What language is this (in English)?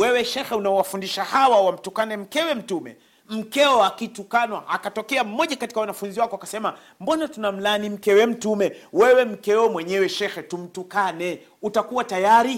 Swahili